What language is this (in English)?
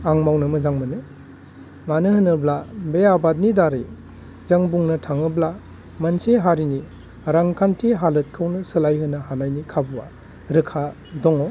Bodo